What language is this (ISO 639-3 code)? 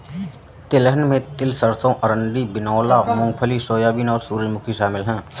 hin